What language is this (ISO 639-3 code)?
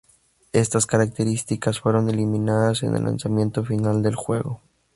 spa